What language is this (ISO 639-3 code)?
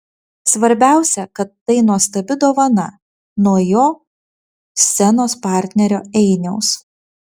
lit